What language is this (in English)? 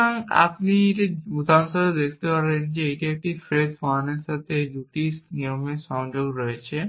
Bangla